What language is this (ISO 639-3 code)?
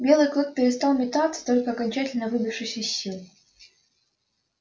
rus